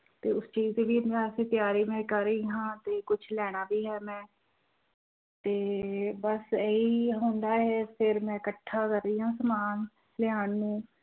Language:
Punjabi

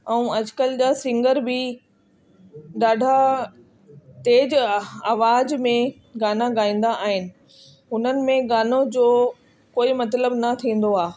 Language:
Sindhi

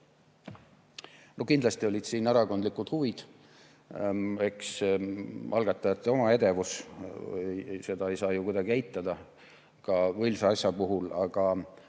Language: Estonian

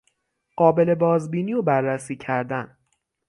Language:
Persian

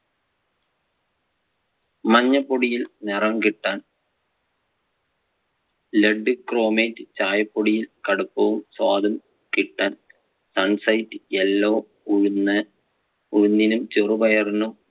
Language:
Malayalam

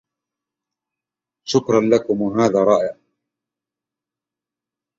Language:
Arabic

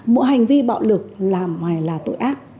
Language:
Vietnamese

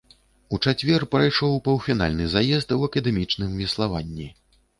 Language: Belarusian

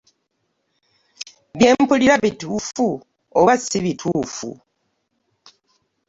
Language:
Ganda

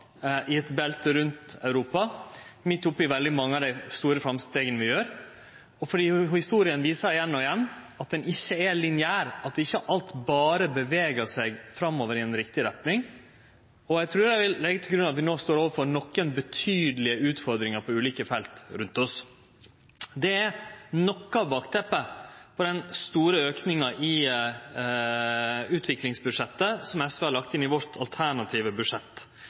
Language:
Norwegian Nynorsk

